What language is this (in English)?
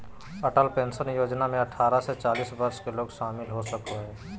Magahi